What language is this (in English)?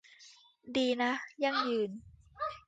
Thai